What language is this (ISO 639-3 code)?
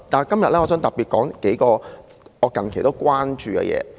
yue